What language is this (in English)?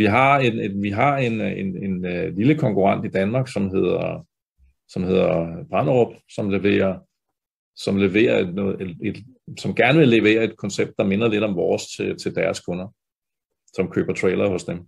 Danish